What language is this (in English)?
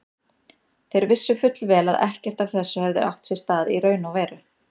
Icelandic